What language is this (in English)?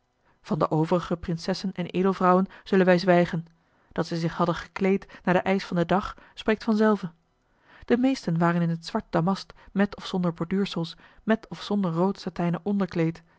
Dutch